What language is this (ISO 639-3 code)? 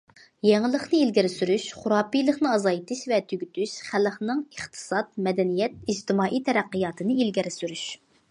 uig